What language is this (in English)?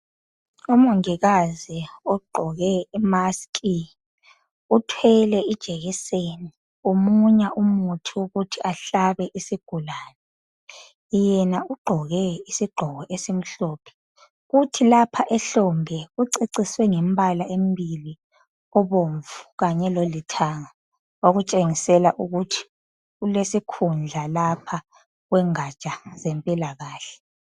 North Ndebele